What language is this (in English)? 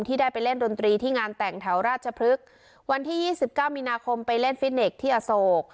Thai